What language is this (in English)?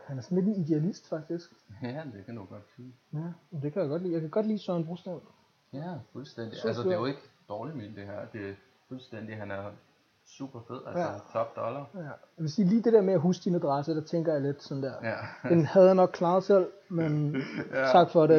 Danish